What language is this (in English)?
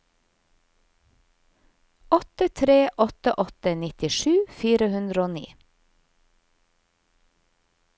Norwegian